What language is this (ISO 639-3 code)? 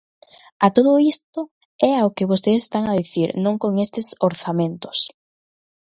glg